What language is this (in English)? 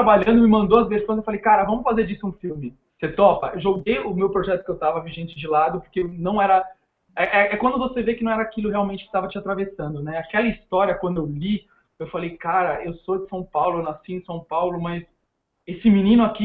Portuguese